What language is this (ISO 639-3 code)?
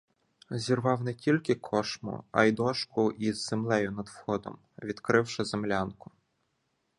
ukr